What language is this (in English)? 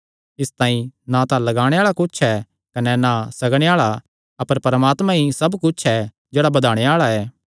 Kangri